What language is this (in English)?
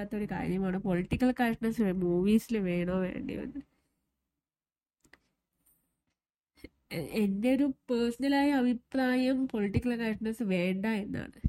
Malayalam